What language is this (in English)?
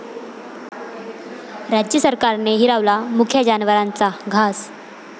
Marathi